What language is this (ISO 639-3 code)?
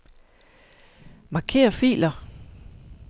dan